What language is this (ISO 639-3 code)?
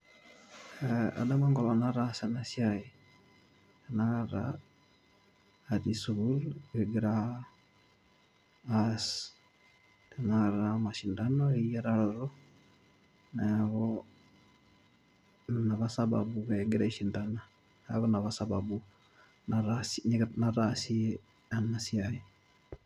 mas